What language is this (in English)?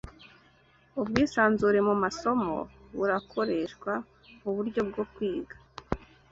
Kinyarwanda